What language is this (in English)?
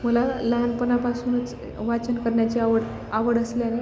Marathi